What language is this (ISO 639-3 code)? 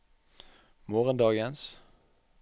nor